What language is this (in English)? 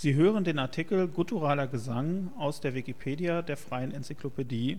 German